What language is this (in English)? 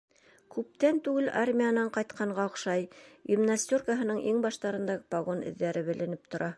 Bashkir